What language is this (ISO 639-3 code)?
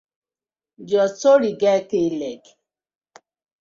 pcm